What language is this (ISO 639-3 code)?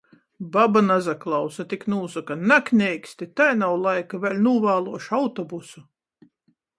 ltg